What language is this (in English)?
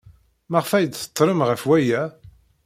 Kabyle